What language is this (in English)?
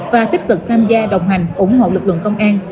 Vietnamese